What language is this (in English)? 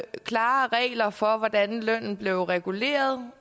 Danish